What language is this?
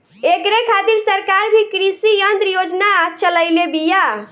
Bhojpuri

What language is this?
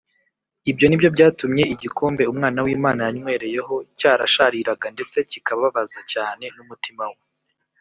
Kinyarwanda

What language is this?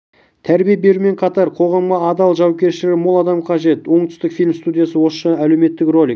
Kazakh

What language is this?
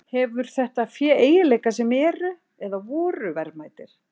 Icelandic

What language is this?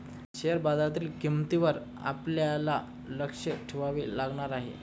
Marathi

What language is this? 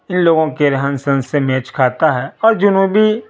Urdu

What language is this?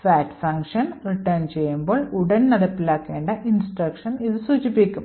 Malayalam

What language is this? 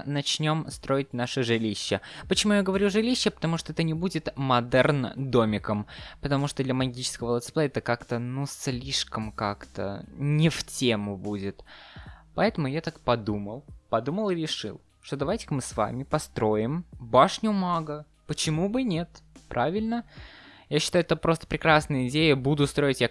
Russian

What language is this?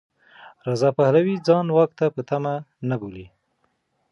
Pashto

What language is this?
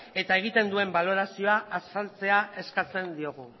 Basque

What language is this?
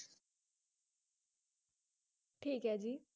Punjabi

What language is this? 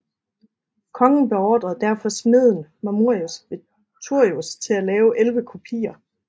Danish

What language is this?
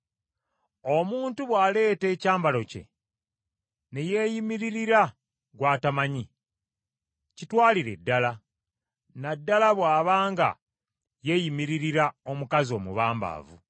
Ganda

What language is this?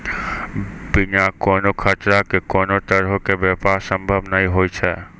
Maithili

